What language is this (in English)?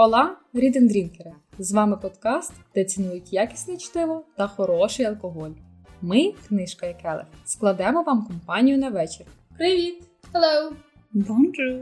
Ukrainian